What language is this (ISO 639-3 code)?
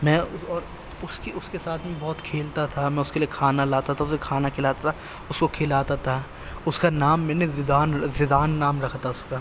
urd